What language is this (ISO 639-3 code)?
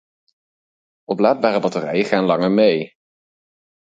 nld